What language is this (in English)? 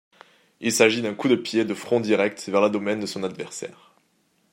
French